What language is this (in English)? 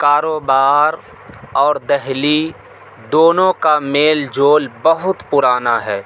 Urdu